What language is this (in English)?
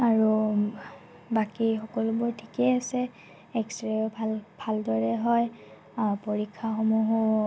Assamese